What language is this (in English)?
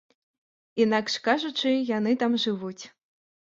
Belarusian